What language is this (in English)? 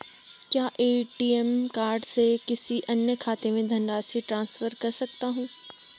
Hindi